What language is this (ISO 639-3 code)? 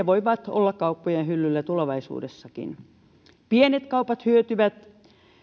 fin